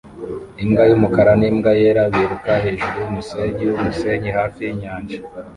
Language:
Kinyarwanda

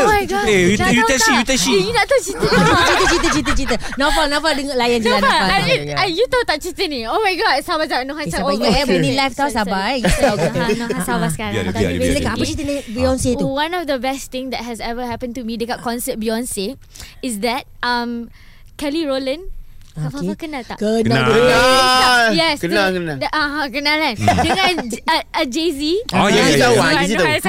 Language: Malay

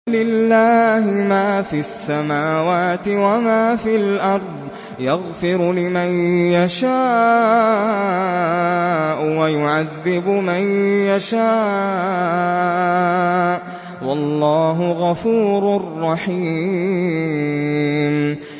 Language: Arabic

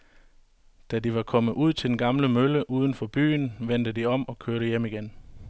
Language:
Danish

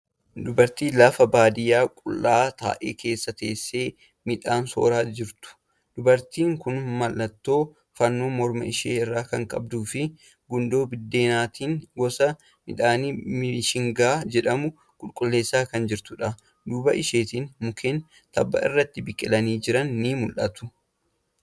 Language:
Oromo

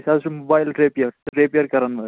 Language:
Kashmiri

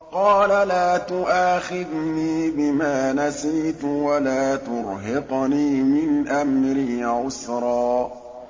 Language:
Arabic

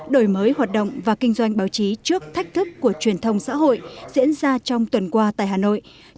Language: Vietnamese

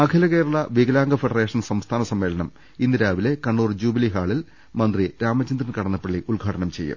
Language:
Malayalam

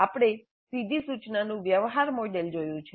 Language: Gujarati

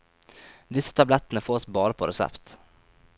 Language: Norwegian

